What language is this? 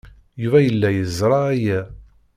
Kabyle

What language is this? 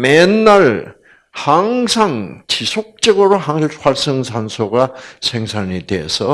Korean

